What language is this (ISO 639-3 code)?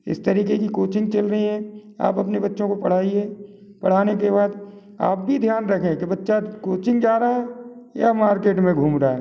hin